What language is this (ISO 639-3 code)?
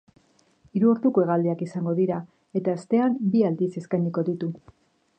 eus